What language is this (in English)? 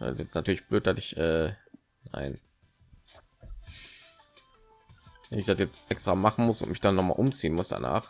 German